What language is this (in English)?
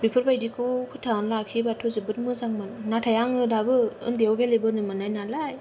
Bodo